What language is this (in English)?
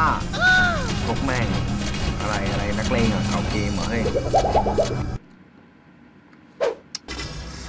Thai